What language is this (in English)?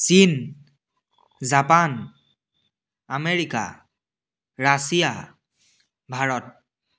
Assamese